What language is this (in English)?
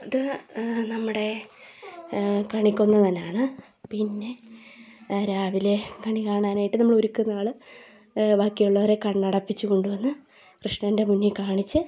Malayalam